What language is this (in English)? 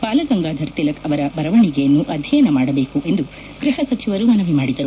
Kannada